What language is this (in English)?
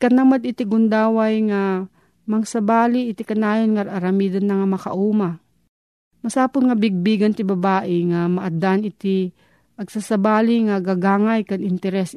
Filipino